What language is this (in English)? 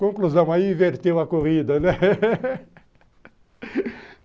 Portuguese